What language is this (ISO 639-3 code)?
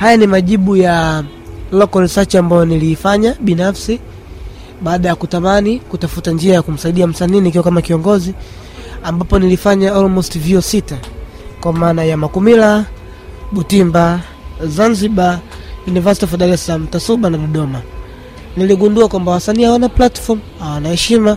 swa